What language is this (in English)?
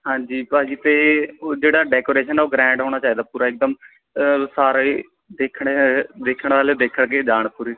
Punjabi